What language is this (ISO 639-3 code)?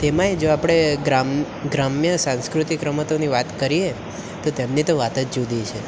guj